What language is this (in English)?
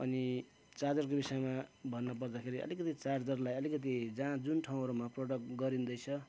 Nepali